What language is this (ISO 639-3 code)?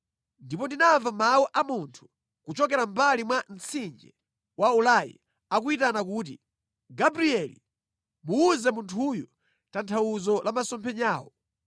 nya